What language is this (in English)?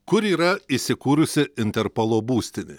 Lithuanian